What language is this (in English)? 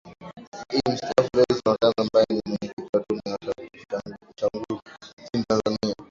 Swahili